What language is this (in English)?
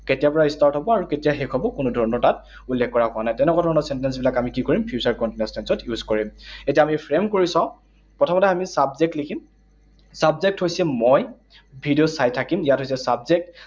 Assamese